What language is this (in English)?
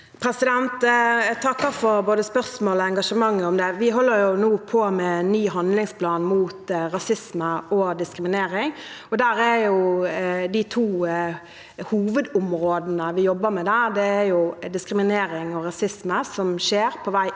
Norwegian